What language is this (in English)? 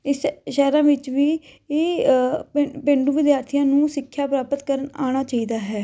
Punjabi